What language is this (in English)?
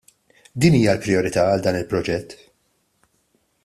Maltese